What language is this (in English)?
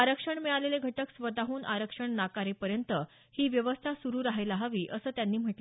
Marathi